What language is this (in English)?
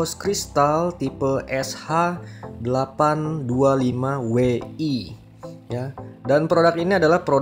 Indonesian